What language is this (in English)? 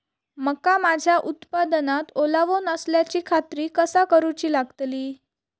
Marathi